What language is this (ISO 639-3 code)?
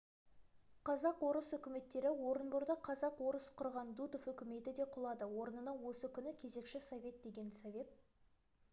kaz